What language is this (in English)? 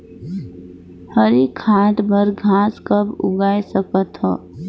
Chhattisgarhi